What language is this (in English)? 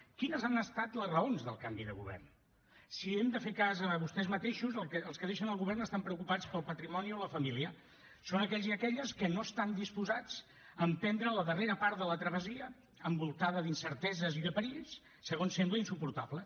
Catalan